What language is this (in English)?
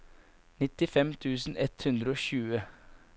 Norwegian